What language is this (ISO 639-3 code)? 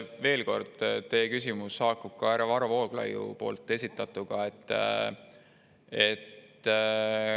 est